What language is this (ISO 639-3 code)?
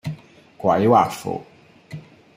yue